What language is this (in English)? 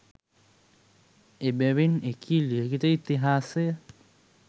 Sinhala